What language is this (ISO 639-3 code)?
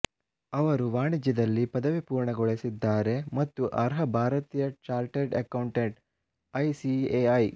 kan